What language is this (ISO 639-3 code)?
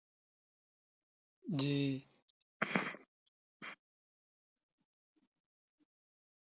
ben